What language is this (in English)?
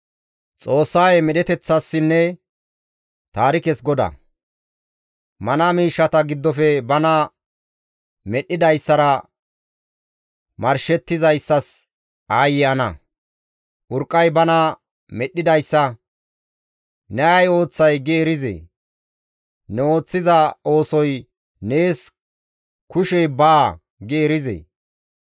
Gamo